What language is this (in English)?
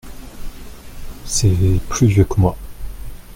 French